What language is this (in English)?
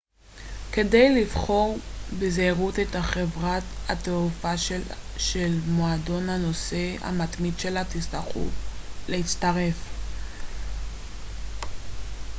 Hebrew